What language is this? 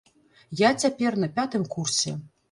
Belarusian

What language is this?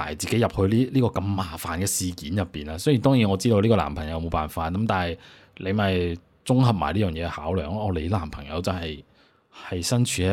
Chinese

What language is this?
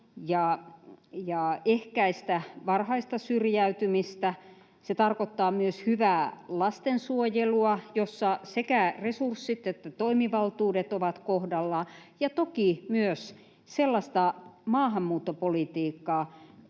Finnish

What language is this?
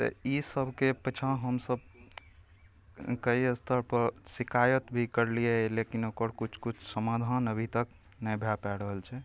Maithili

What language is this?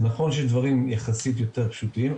Hebrew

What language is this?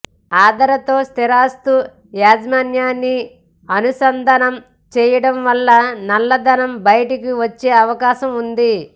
Telugu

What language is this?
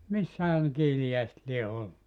Finnish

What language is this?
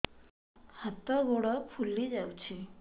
Odia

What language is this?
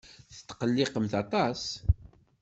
Kabyle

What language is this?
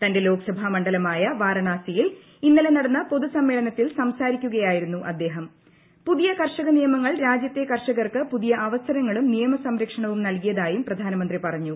Malayalam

